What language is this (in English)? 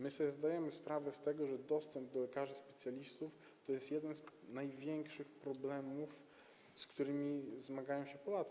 Polish